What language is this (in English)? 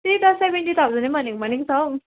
Nepali